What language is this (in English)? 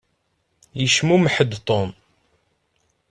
Kabyle